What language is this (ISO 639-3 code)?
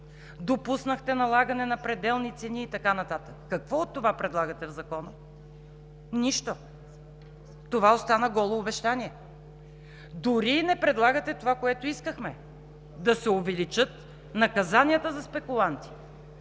bul